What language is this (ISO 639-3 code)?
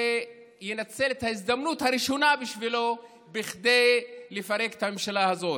heb